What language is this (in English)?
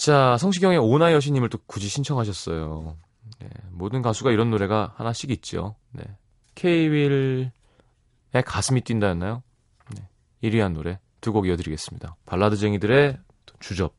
Korean